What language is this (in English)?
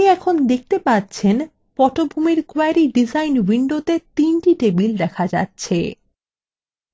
Bangla